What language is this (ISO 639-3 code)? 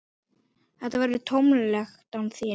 isl